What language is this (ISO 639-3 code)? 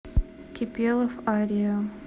rus